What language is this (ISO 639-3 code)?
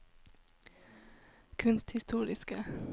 nor